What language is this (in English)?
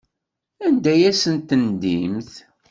Kabyle